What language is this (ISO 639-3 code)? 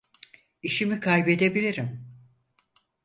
tur